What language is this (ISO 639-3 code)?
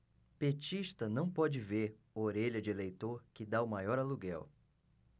por